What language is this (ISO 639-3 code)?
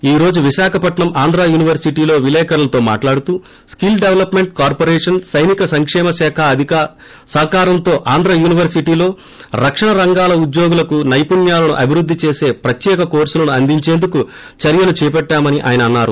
tel